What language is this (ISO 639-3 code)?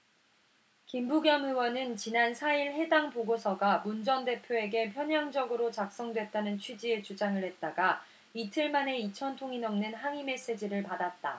kor